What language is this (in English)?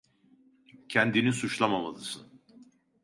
Turkish